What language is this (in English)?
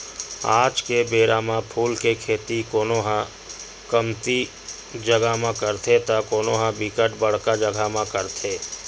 Chhattisgarhi